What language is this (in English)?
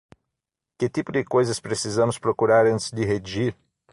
Portuguese